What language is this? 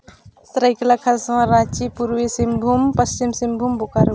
Santali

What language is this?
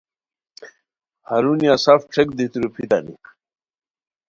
Khowar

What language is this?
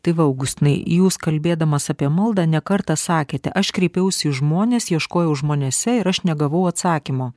Lithuanian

